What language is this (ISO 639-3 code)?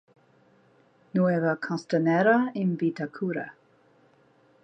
eng